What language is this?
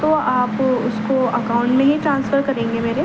Urdu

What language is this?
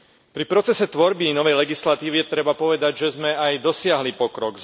Slovak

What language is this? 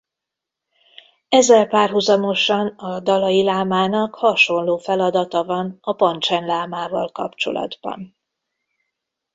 Hungarian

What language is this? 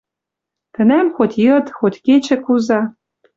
Western Mari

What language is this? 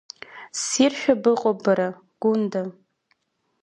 Abkhazian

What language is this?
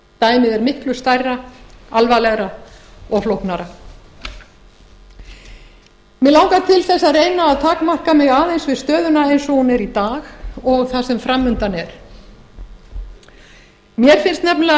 Icelandic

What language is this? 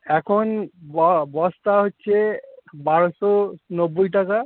Bangla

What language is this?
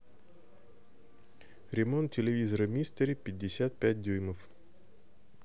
Russian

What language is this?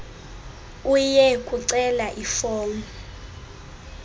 Xhosa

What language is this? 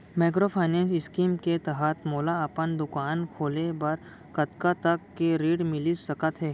Chhattisgarhi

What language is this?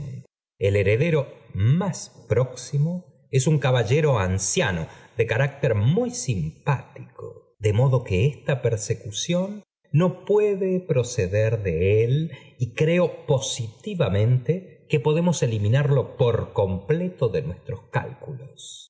Spanish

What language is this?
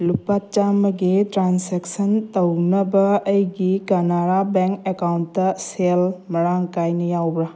Manipuri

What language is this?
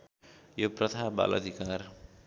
Nepali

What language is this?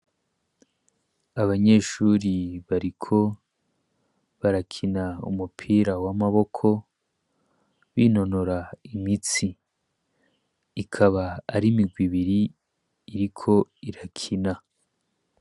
Rundi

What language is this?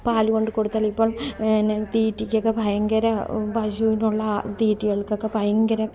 Malayalam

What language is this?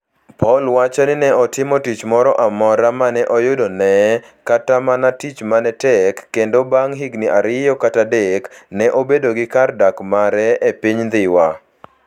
Luo (Kenya and Tanzania)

